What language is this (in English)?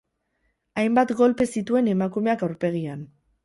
Basque